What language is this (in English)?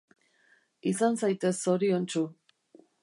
Basque